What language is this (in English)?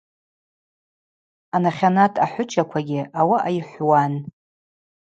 Abaza